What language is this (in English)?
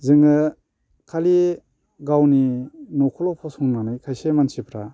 Bodo